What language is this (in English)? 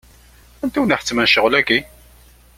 Kabyle